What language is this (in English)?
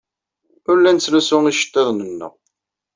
Kabyle